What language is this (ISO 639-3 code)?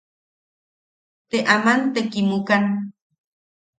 yaq